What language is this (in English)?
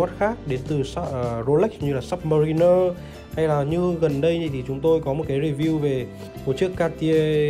Vietnamese